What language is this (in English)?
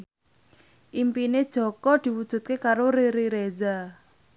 Javanese